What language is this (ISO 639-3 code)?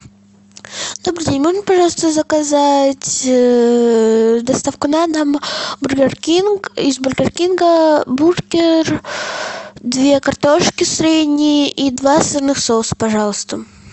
rus